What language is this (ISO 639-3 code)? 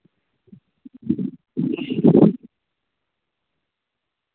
mai